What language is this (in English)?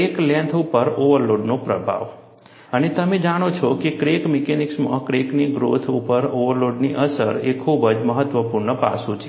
Gujarati